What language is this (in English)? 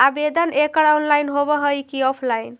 Magahi